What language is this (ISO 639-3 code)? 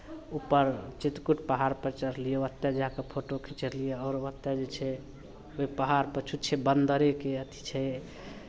mai